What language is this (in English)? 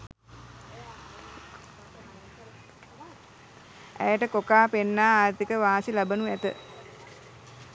Sinhala